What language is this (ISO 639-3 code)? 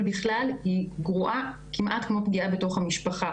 heb